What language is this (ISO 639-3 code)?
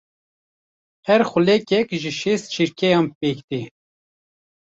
kur